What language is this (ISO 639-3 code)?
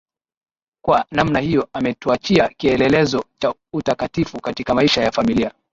swa